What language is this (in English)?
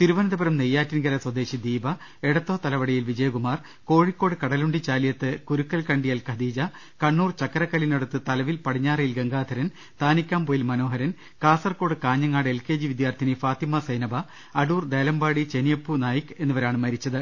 Malayalam